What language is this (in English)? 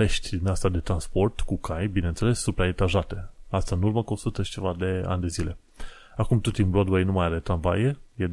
Romanian